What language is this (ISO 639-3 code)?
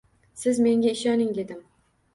uzb